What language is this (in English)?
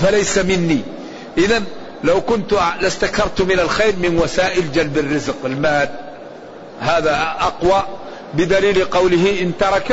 Arabic